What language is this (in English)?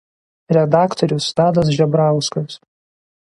Lithuanian